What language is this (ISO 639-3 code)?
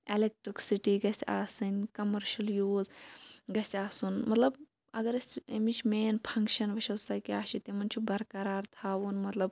kas